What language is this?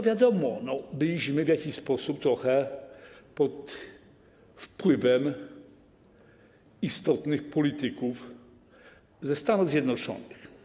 Polish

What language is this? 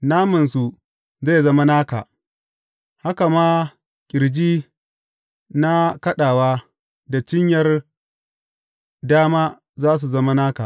Hausa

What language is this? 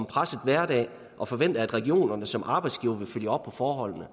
Danish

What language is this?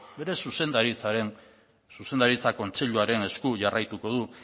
Basque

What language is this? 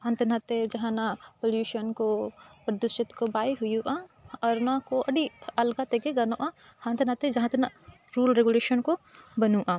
Santali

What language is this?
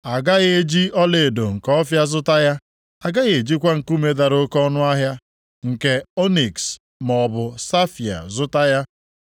Igbo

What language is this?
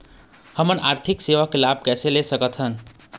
Chhattisgarhi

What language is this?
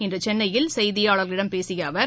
Tamil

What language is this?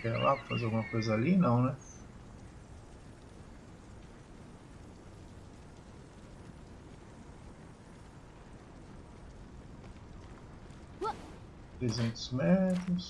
Portuguese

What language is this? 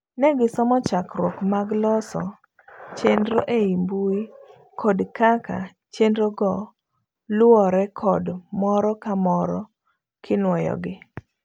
Luo (Kenya and Tanzania)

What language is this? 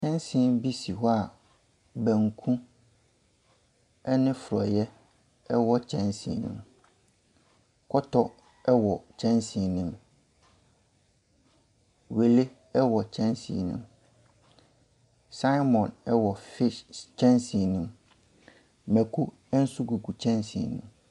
Akan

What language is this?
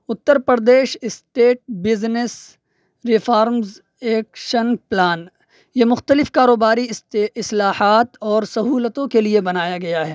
Urdu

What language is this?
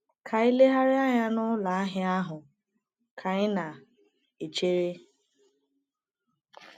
Igbo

